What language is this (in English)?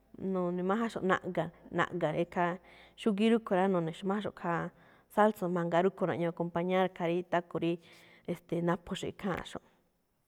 Malinaltepec Me'phaa